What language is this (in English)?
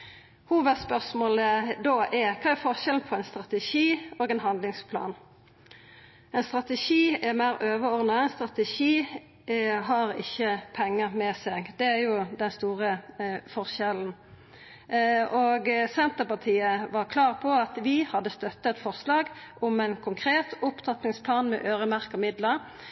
Norwegian Nynorsk